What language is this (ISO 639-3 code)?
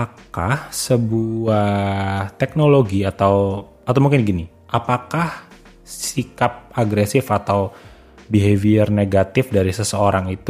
ind